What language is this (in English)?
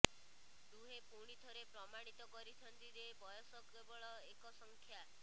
Odia